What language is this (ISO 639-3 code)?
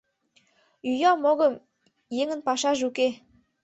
chm